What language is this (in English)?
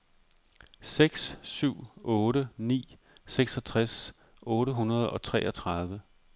Danish